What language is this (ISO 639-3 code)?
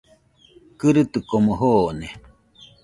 hux